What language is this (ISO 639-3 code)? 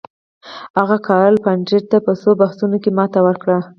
pus